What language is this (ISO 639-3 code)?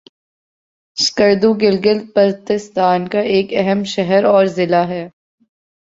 urd